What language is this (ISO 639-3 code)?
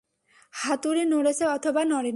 ben